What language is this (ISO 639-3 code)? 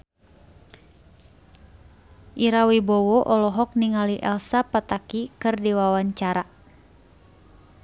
sun